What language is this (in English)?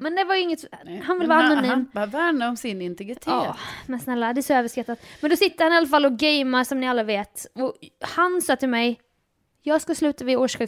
Swedish